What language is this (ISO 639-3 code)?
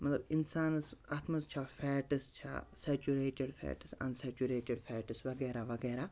kas